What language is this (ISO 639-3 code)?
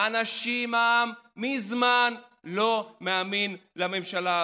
heb